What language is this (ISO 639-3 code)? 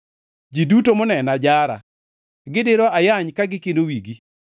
luo